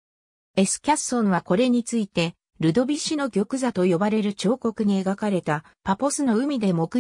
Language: Japanese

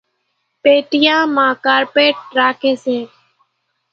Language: Kachi Koli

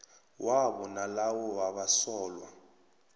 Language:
South Ndebele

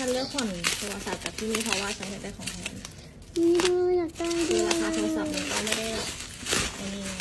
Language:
Thai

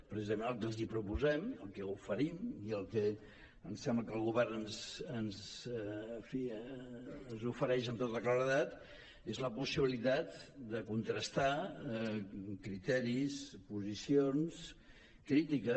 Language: Catalan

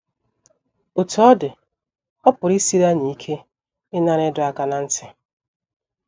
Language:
Igbo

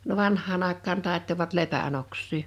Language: Finnish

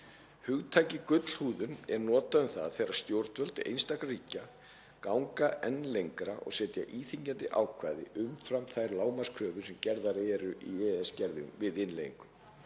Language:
Icelandic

